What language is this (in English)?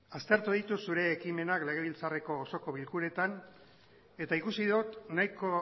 Basque